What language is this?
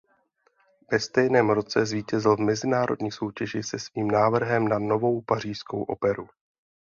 Czech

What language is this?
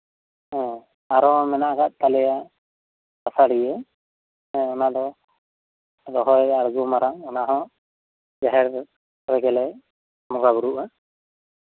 Santali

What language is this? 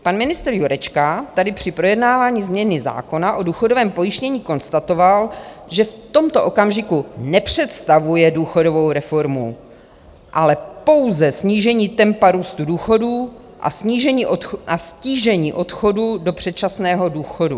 Czech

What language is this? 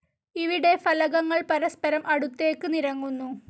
Malayalam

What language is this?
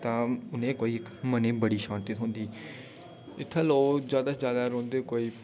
Dogri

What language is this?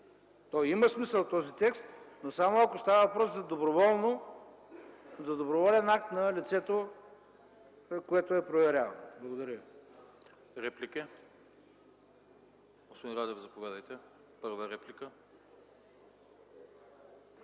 Bulgarian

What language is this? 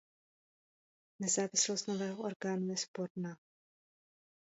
Czech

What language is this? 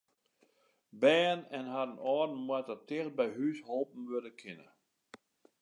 Western Frisian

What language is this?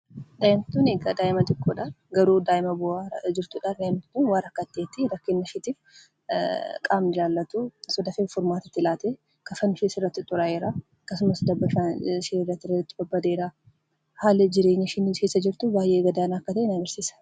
Oromo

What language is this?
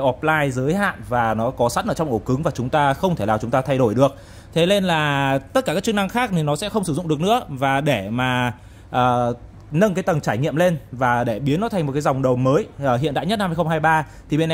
Vietnamese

